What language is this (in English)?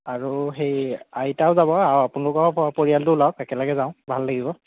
Assamese